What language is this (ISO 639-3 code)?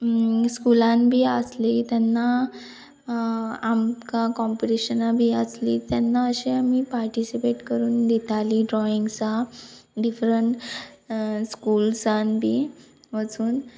kok